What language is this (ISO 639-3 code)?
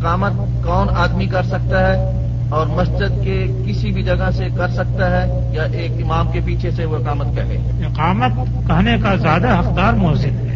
urd